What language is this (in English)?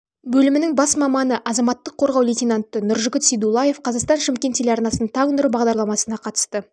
Kazakh